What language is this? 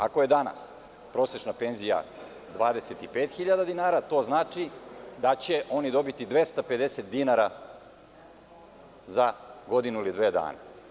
Serbian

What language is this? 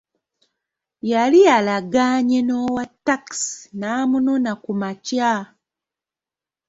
Ganda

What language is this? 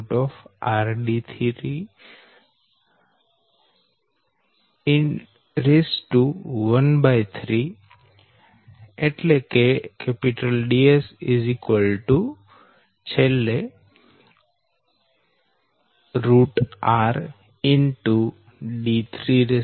Gujarati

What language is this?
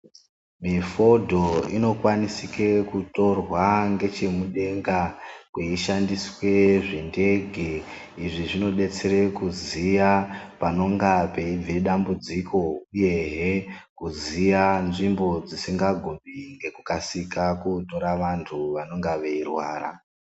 Ndau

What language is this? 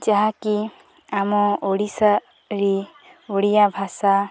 Odia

